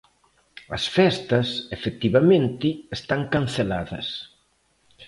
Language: Galician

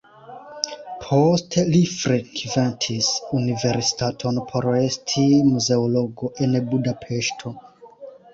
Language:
Esperanto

